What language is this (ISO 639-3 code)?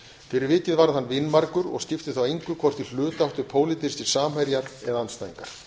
isl